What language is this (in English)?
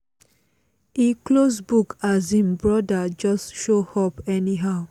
Nigerian Pidgin